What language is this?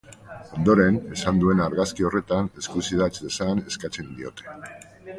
Basque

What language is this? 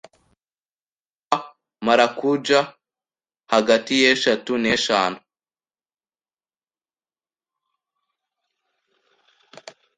Kinyarwanda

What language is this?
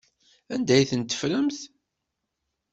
Kabyle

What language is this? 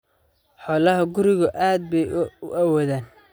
Somali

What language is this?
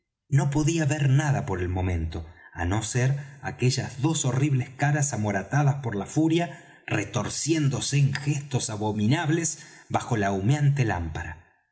Spanish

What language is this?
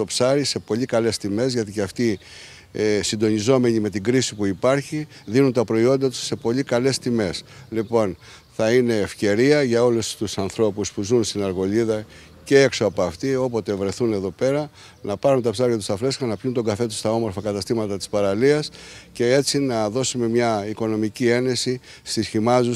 Greek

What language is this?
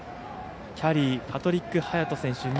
Japanese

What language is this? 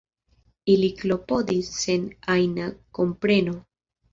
Esperanto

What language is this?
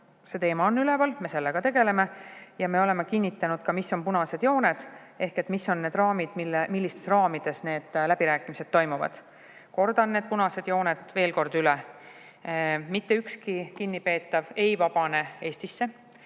Estonian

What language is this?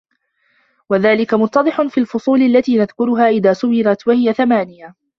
Arabic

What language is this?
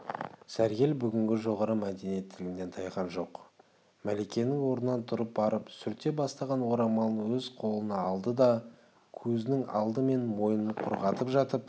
Kazakh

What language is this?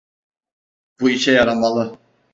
Turkish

